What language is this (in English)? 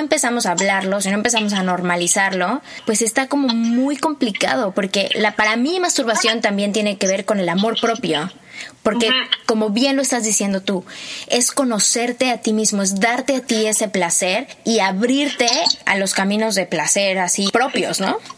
Spanish